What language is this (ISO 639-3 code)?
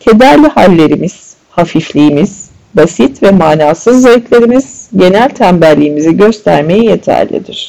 tur